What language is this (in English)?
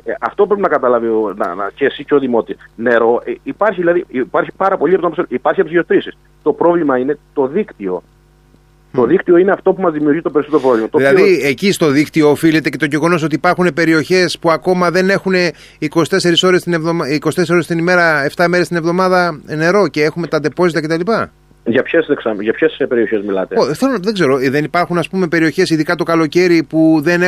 Greek